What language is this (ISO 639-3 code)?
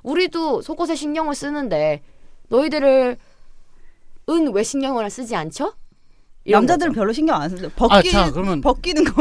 kor